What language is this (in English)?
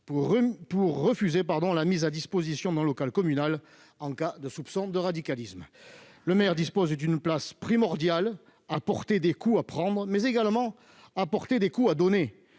French